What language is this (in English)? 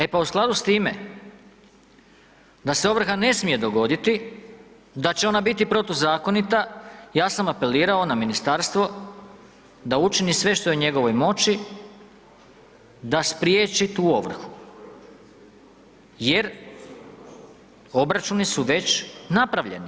Croatian